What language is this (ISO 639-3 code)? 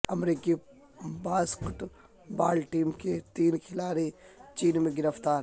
urd